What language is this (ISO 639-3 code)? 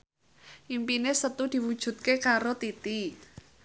jav